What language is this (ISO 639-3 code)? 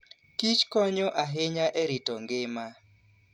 luo